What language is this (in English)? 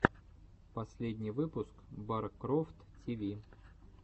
Russian